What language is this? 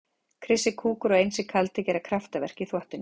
Icelandic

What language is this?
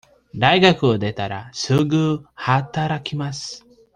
Japanese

